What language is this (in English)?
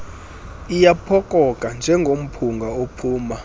Xhosa